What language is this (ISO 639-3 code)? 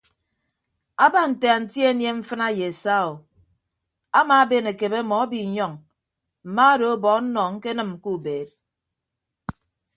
ibb